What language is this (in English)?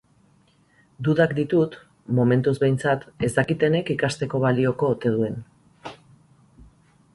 Basque